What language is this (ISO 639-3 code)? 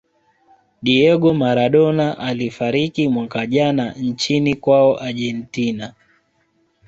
swa